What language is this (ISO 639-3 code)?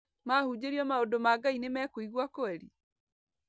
kik